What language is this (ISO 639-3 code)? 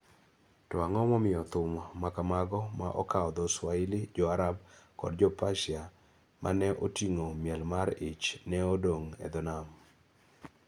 luo